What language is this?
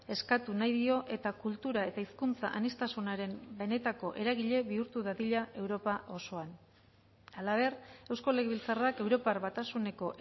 Basque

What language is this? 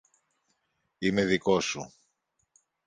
Greek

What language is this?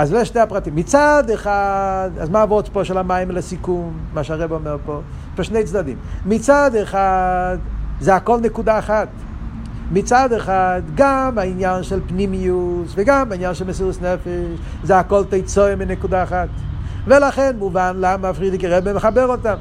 Hebrew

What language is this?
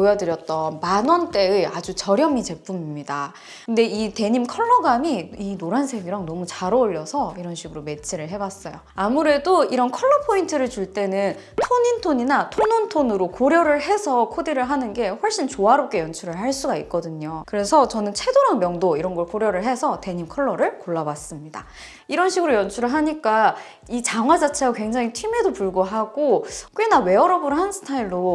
Korean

